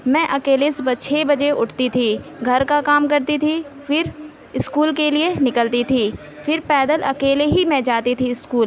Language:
Urdu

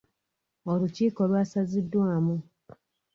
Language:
Ganda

